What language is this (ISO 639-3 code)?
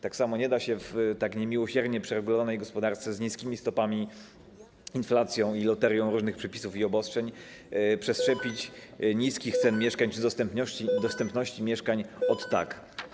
pol